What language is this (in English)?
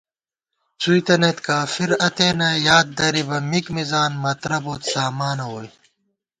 Gawar-Bati